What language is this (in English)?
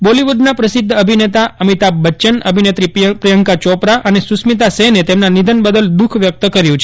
Gujarati